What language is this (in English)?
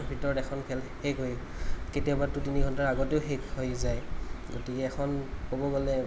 Assamese